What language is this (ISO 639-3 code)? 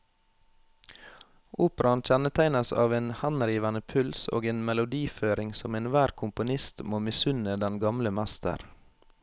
nor